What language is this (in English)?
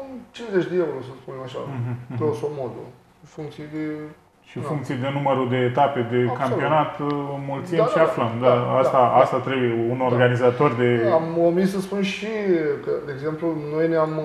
Romanian